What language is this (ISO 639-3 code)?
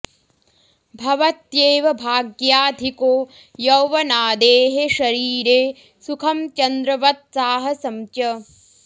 san